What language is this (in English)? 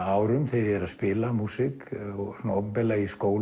Icelandic